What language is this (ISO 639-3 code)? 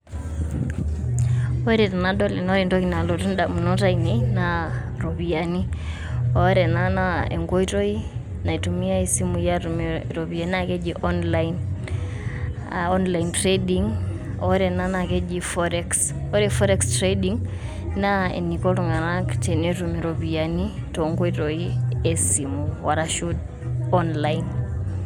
mas